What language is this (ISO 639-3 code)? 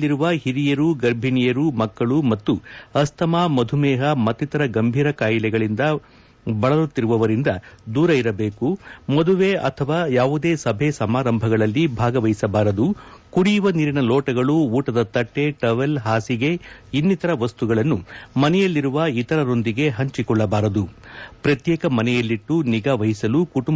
kan